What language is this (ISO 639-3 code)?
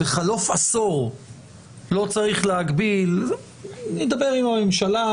heb